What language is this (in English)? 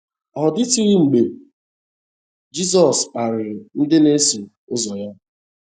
Igbo